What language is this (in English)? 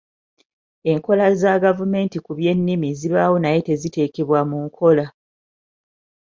Ganda